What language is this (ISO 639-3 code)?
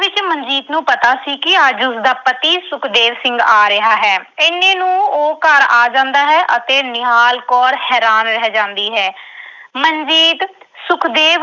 pan